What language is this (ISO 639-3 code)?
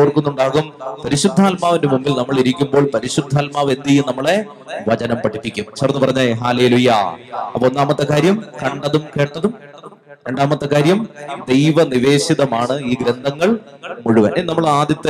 mal